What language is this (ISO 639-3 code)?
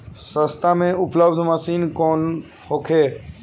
bho